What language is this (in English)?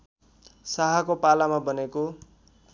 Nepali